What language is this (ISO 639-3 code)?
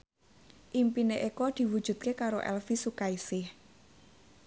jav